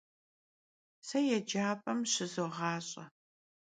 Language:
Kabardian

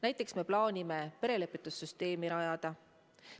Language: Estonian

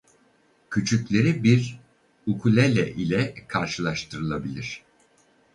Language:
Turkish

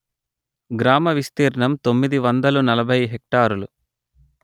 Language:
Telugu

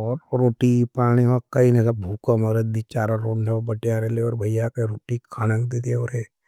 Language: Nimadi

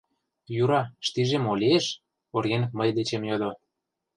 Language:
Mari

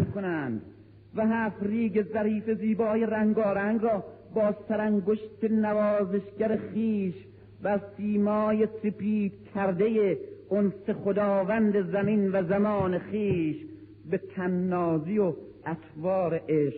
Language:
Persian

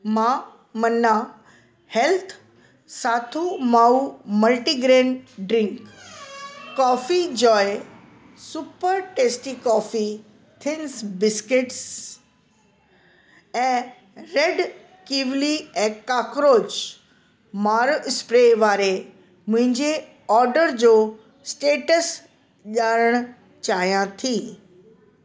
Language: Sindhi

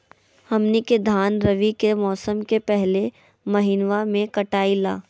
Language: Magahi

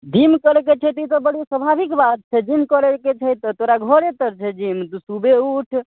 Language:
Maithili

